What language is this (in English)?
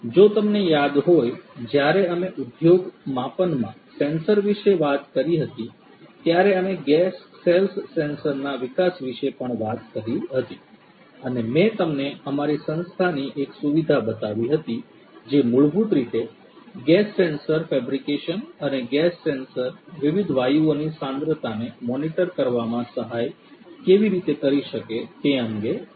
Gujarati